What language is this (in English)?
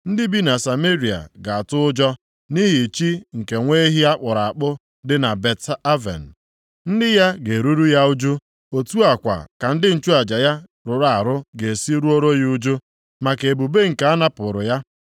Igbo